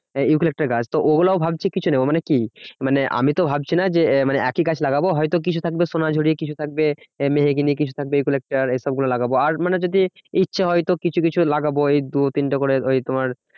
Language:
Bangla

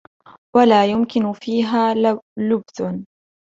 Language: Arabic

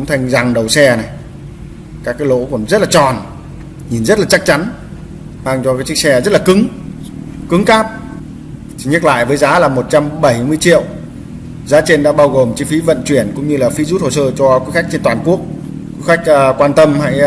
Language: Vietnamese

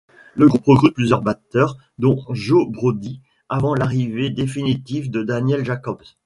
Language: French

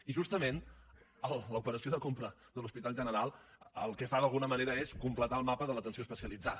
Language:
Catalan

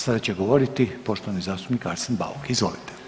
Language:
Croatian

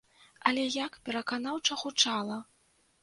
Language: Belarusian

